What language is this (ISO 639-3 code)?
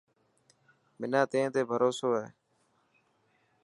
mki